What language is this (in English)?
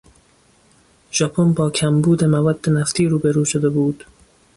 Persian